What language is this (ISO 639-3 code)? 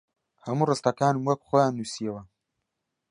ckb